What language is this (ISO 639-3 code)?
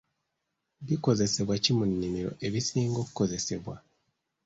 lug